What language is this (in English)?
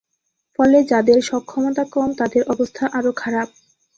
Bangla